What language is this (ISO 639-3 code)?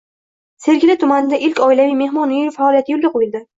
uzb